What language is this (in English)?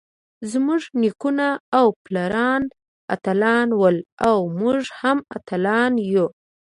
Pashto